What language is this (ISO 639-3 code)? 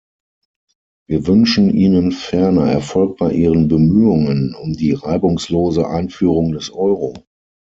deu